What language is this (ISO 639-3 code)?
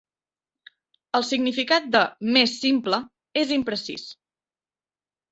cat